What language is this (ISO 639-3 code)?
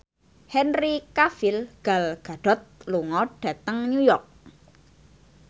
jav